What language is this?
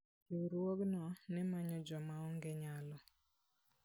Luo (Kenya and Tanzania)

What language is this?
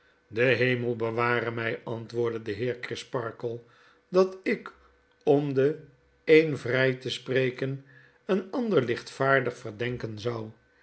Dutch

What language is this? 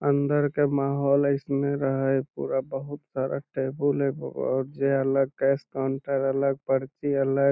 Magahi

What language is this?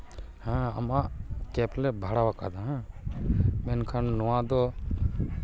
Santali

